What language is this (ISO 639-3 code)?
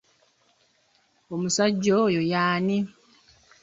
lug